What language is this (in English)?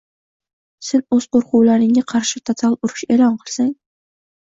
Uzbek